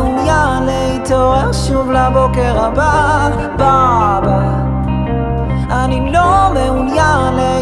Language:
Hebrew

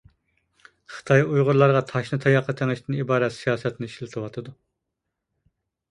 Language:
Uyghur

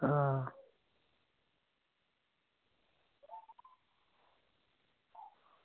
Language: Dogri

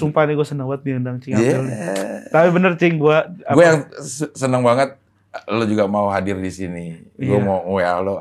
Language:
Indonesian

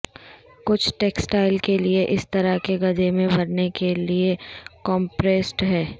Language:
Urdu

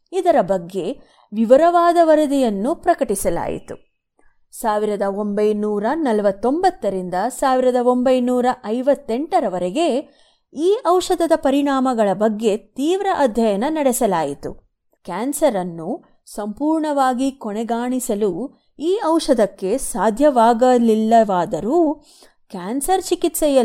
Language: Kannada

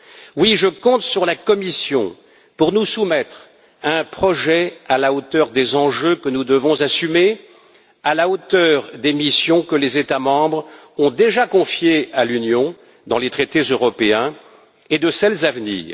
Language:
French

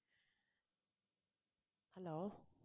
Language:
Tamil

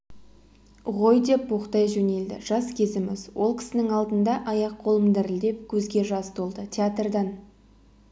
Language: Kazakh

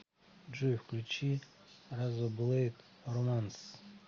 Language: Russian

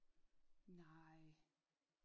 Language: Danish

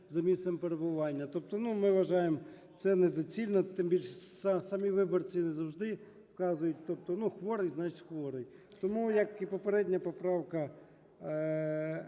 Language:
Ukrainian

